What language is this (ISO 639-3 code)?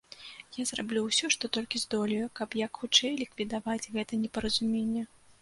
bel